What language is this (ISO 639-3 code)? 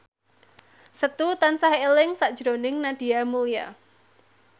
jav